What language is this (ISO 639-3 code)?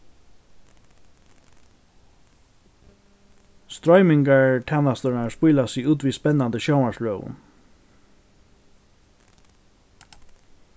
fao